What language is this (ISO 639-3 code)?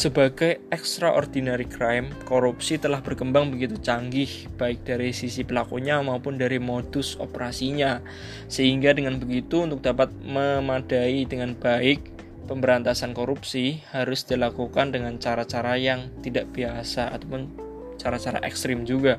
ind